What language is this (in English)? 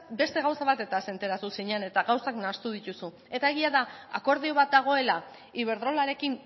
Basque